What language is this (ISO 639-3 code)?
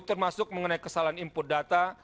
ind